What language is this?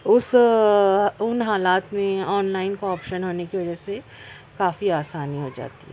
Urdu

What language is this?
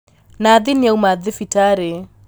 Kikuyu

